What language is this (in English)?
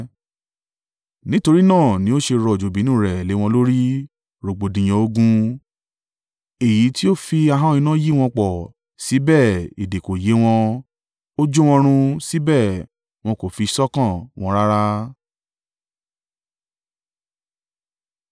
Yoruba